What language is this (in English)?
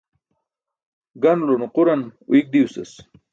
Burushaski